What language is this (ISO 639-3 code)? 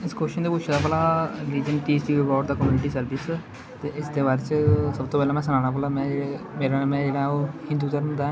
doi